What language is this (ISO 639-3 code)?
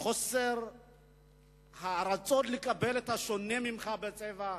heb